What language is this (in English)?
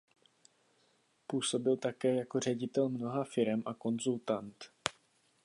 Czech